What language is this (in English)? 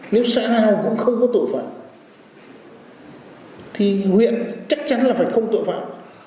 Vietnamese